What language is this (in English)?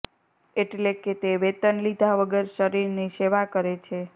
Gujarati